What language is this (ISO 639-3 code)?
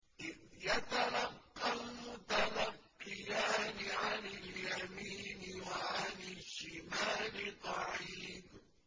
ara